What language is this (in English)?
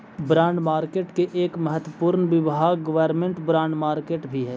Magahi